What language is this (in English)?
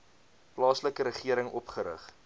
Afrikaans